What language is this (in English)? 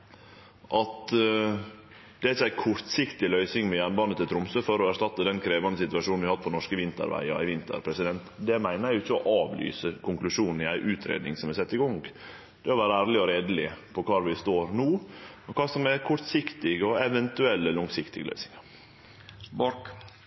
Norwegian Nynorsk